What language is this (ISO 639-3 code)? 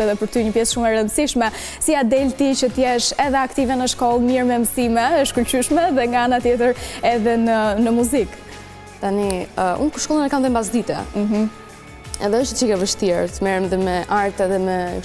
ron